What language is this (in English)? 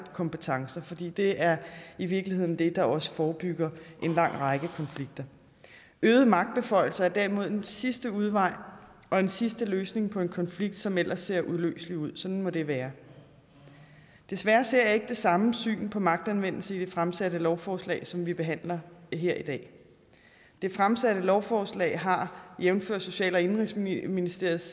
Danish